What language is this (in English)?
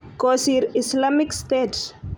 Kalenjin